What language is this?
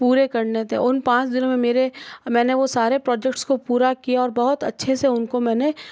Hindi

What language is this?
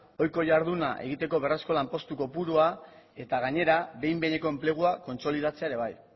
Basque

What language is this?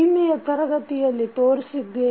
Kannada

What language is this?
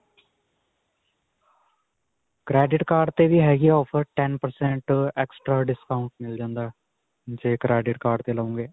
Punjabi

